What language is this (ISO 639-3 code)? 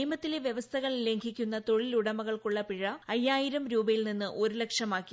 mal